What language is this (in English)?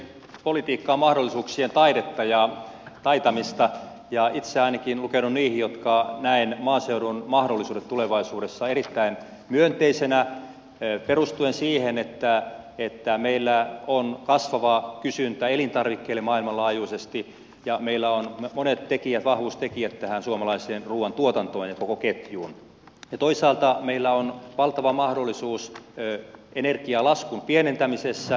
Finnish